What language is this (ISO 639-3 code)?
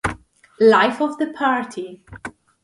ita